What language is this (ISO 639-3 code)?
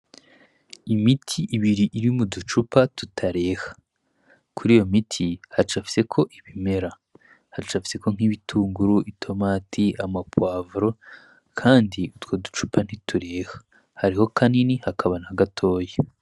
run